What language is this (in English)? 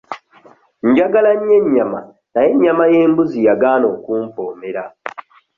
Ganda